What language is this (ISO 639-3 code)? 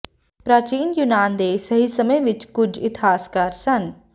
pan